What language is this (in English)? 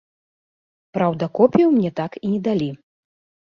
Belarusian